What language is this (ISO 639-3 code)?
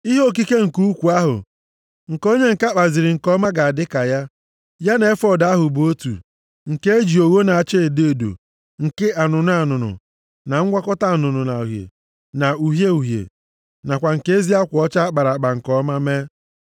ibo